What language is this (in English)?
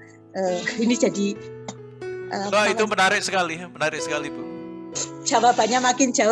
Indonesian